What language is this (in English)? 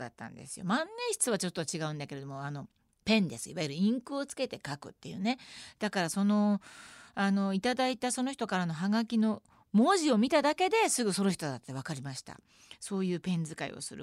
Japanese